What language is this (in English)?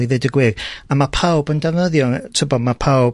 Welsh